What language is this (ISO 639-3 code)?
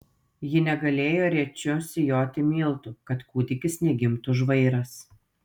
lit